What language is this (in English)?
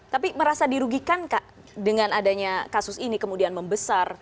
Indonesian